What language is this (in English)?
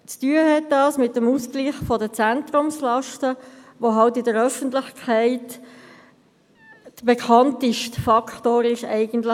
Swiss German